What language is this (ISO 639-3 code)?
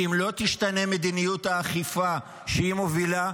heb